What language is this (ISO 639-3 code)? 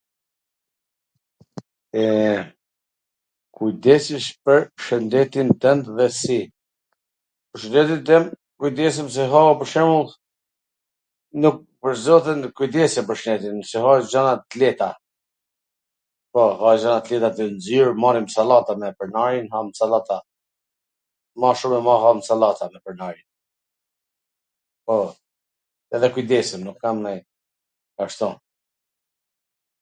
aln